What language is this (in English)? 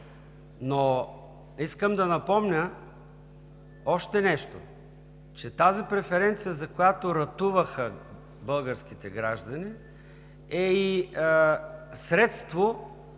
Bulgarian